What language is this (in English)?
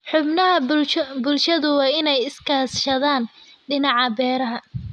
Somali